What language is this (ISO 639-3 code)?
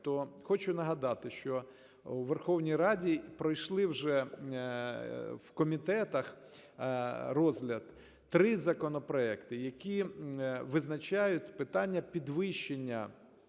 ukr